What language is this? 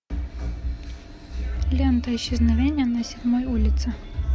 Russian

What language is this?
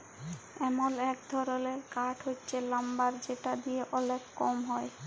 Bangla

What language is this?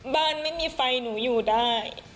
Thai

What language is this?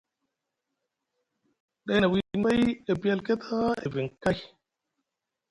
Musgu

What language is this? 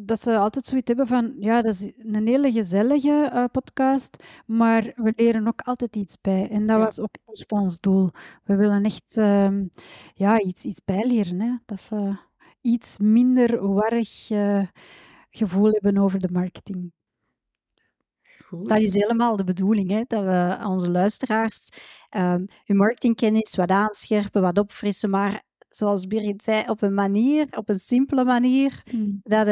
Dutch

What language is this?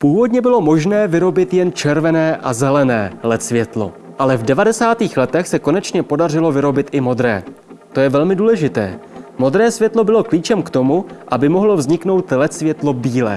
Czech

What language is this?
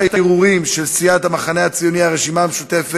Hebrew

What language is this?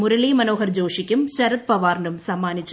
Malayalam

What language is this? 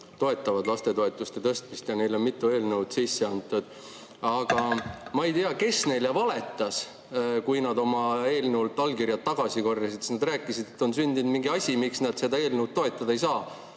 Estonian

